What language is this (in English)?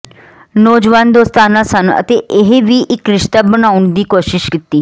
Punjabi